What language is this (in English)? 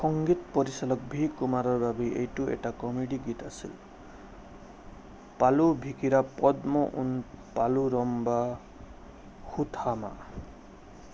Assamese